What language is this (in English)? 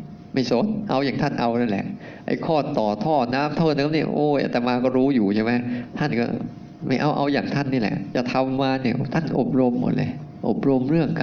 Thai